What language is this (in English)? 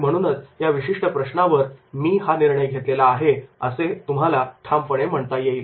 Marathi